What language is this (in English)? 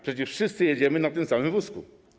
Polish